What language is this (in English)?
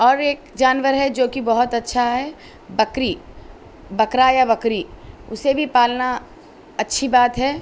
Urdu